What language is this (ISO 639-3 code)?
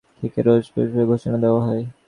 ben